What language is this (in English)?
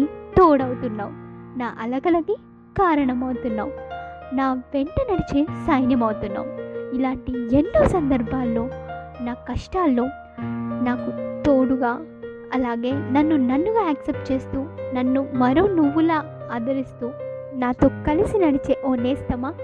Telugu